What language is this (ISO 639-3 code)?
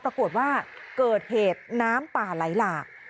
tha